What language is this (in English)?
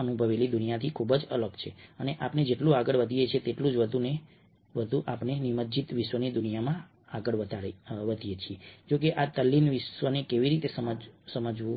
Gujarati